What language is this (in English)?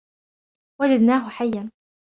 Arabic